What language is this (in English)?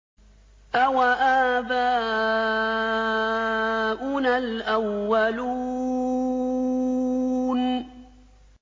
Arabic